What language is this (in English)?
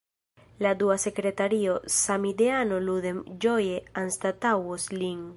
Esperanto